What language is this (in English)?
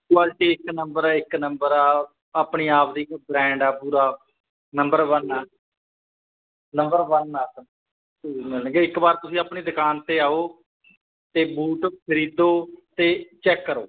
Punjabi